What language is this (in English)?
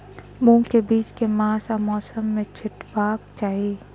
Maithili